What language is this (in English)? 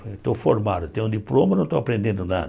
Portuguese